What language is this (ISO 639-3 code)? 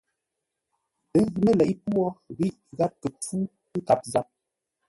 nla